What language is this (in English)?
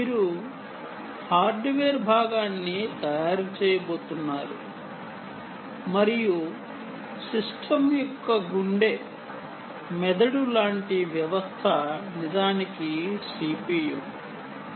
Telugu